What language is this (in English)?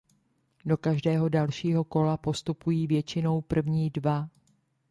Czech